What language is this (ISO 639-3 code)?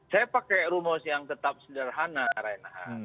ind